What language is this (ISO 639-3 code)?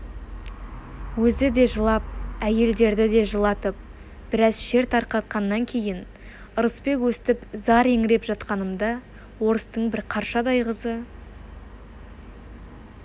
kaz